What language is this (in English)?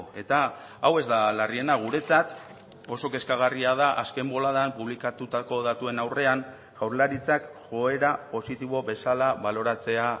Basque